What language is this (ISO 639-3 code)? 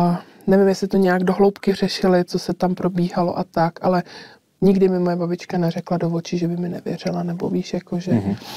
ces